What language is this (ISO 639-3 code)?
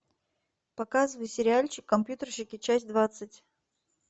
rus